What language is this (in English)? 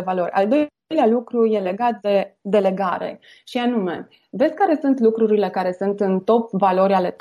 Romanian